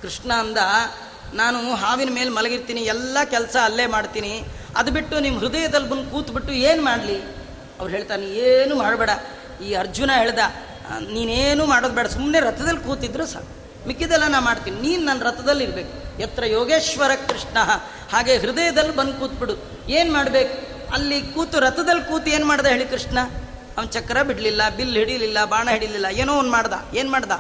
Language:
Kannada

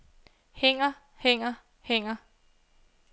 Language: Danish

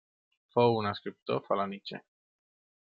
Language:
Catalan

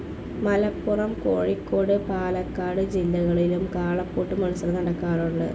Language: Malayalam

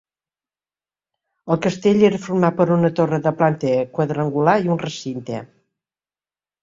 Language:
Catalan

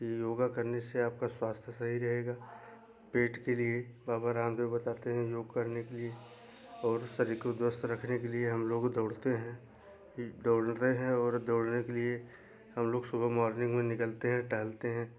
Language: Hindi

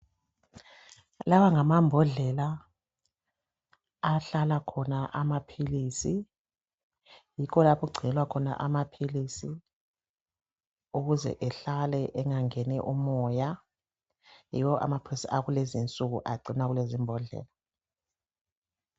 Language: North Ndebele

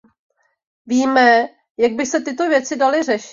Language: Czech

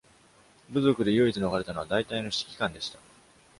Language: Japanese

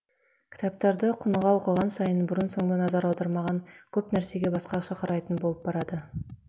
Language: Kazakh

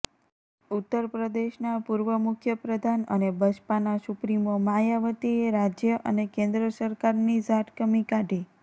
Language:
Gujarati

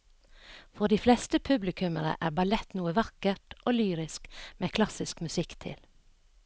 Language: Norwegian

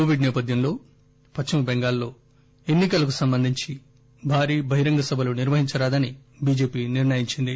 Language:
Telugu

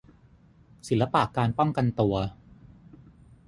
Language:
Thai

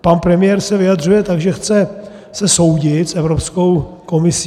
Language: Czech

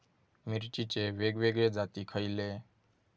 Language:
Marathi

